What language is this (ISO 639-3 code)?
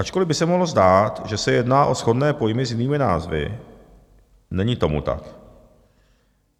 ces